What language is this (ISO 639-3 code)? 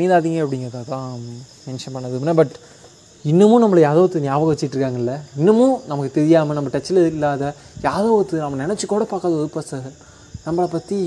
tam